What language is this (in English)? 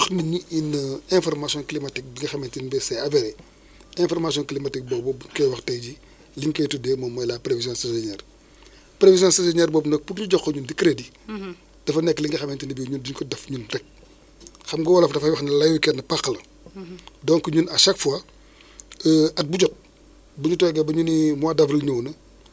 Wolof